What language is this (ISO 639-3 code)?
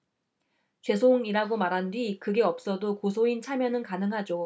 kor